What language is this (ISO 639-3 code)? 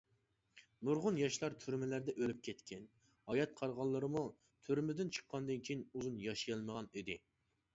uig